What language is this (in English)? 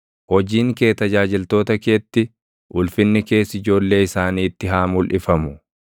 Oromo